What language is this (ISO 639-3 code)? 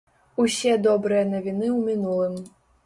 bel